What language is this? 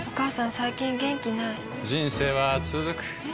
Japanese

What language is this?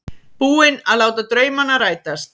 Icelandic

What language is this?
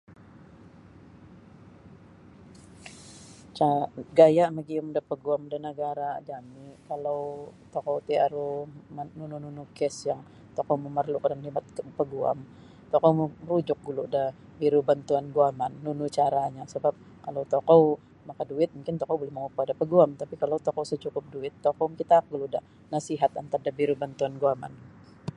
Sabah Bisaya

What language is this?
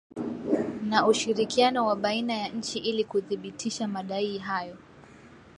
Swahili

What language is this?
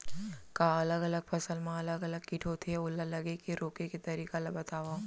Chhattisgarhi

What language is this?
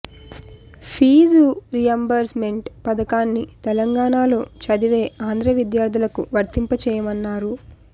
Telugu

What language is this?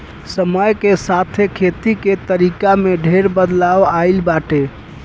Bhojpuri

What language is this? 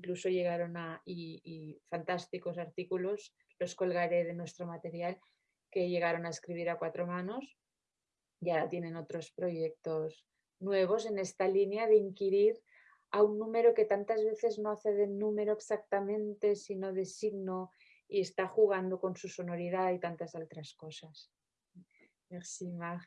French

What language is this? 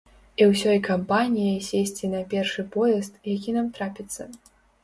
Belarusian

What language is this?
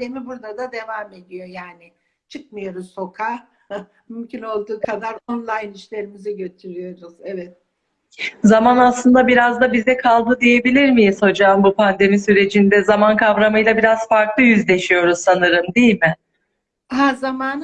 Turkish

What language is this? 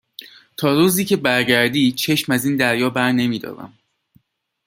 Persian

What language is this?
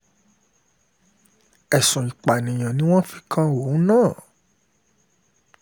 Yoruba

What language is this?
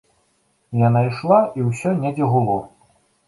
Belarusian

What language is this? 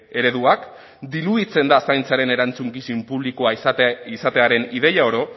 Basque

